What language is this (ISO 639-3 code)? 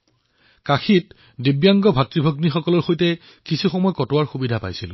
asm